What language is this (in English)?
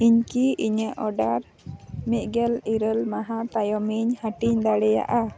Santali